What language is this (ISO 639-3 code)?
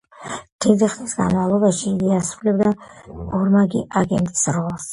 kat